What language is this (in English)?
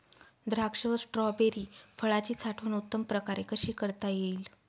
Marathi